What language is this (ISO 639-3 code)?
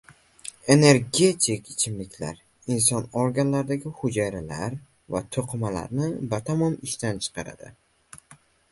uzb